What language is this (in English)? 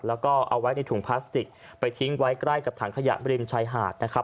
Thai